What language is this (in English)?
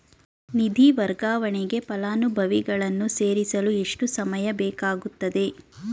Kannada